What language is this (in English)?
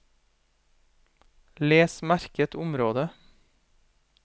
Norwegian